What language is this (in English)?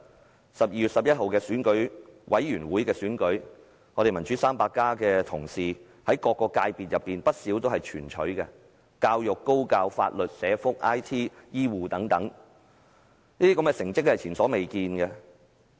Cantonese